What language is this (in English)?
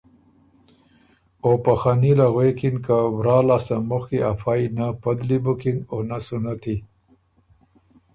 Ormuri